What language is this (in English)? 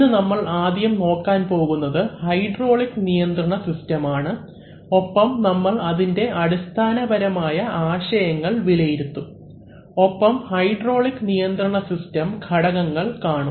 Malayalam